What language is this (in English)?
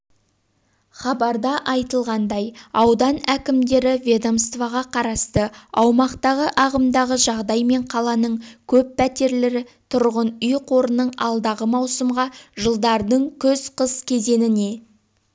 Kazakh